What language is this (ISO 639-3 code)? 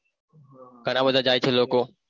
guj